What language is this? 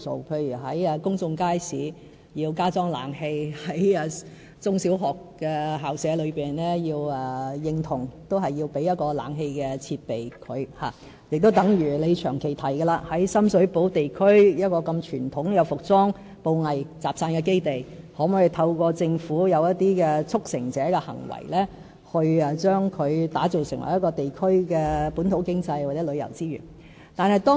Cantonese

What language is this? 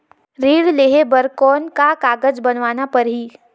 Chhattisgarhi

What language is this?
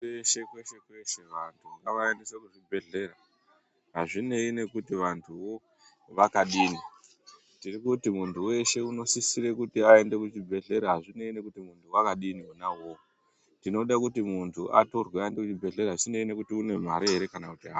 Ndau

